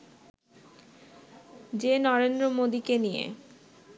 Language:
Bangla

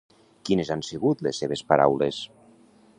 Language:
Catalan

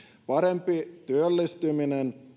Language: Finnish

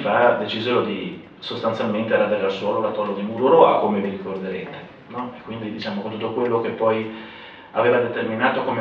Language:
Italian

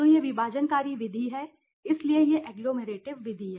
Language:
Hindi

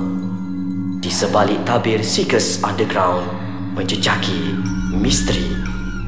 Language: Malay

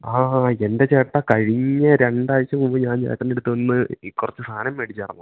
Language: Malayalam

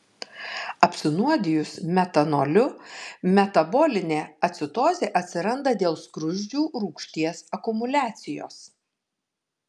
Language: Lithuanian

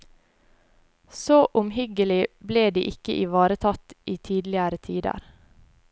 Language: Norwegian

